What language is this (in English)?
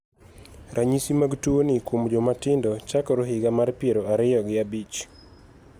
Luo (Kenya and Tanzania)